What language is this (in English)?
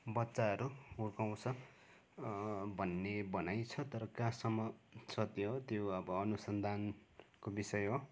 Nepali